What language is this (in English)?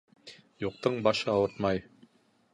Bashkir